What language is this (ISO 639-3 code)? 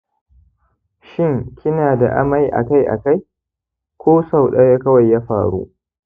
hau